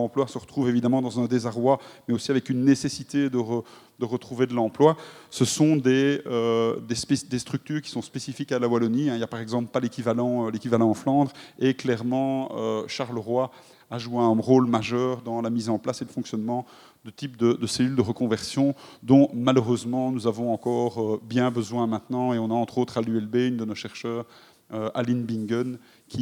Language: French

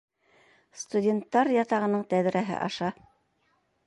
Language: Bashkir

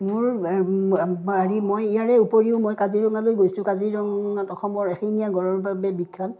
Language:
Assamese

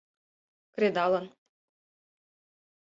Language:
Mari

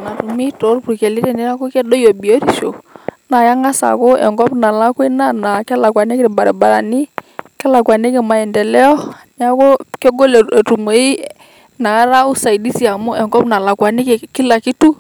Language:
Masai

